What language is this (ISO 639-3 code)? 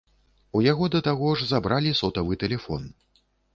bel